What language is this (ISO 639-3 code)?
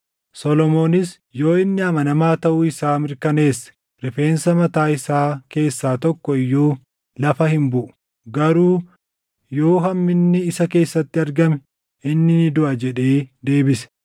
orm